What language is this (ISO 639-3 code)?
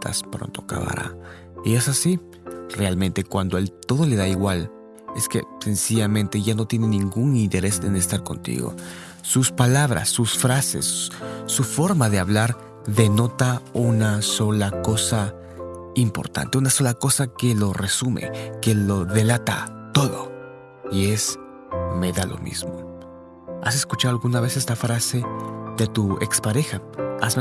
spa